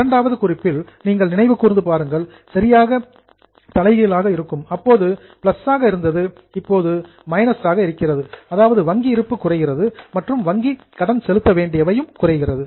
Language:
Tamil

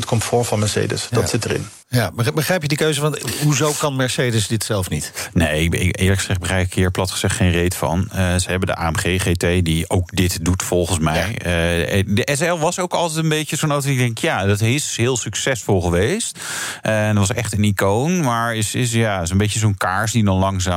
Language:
Dutch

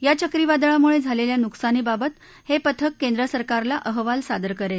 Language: Marathi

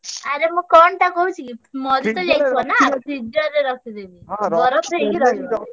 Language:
Odia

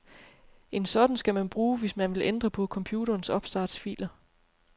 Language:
Danish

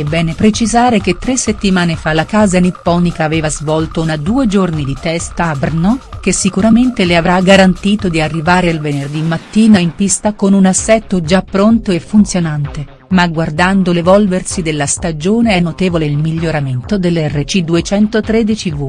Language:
Italian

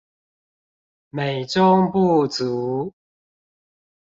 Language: Chinese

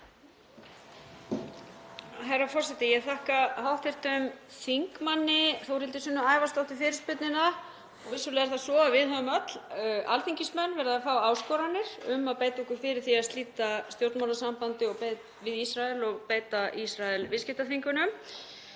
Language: Icelandic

